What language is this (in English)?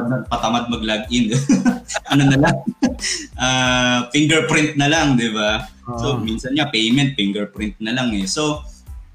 Filipino